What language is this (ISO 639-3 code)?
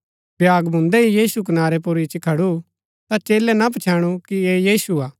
gbk